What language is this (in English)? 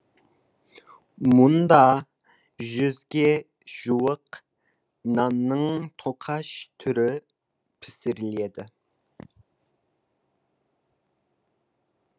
Kazakh